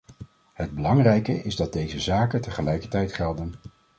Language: Dutch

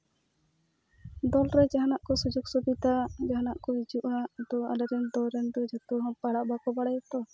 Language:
Santali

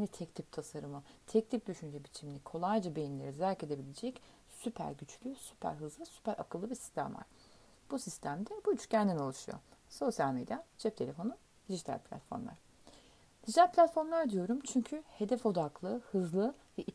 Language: Turkish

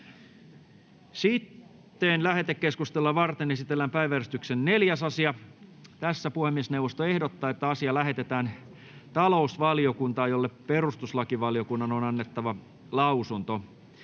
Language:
Finnish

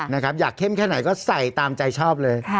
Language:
Thai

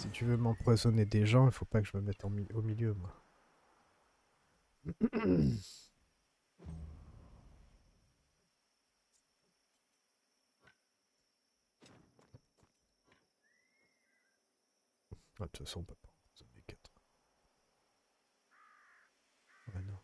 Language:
French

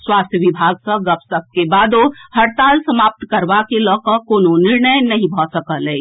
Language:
Maithili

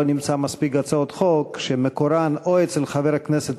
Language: Hebrew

